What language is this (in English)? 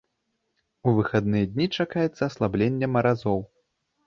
Belarusian